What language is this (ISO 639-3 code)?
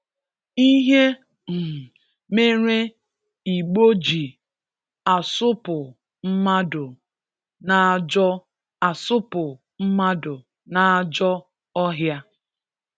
ibo